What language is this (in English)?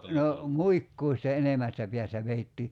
Finnish